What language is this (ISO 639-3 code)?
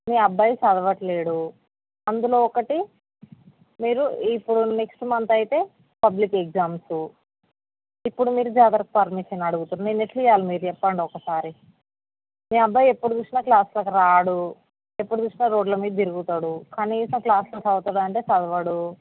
tel